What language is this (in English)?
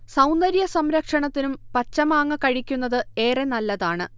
Malayalam